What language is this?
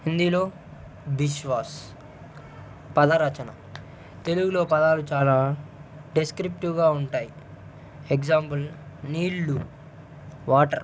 Telugu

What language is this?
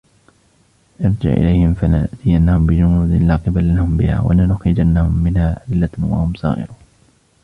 Arabic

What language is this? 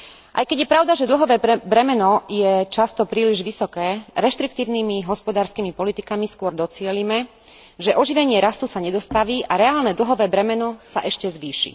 Slovak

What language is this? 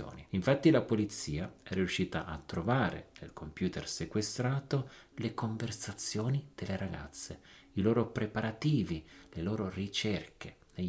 Italian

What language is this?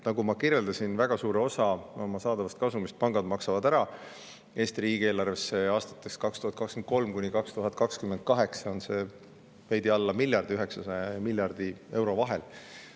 Estonian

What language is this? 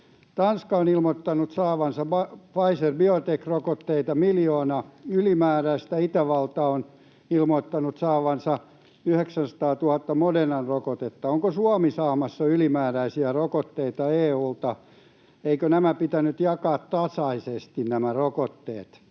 Finnish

